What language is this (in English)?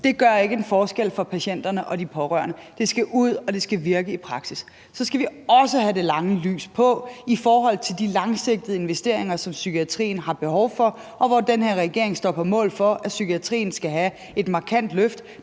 Danish